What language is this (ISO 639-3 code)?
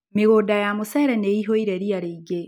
kik